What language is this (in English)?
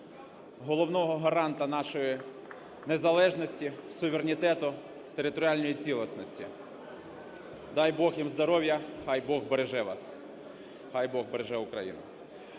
Ukrainian